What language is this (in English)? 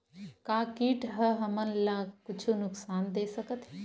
Chhattisgarhi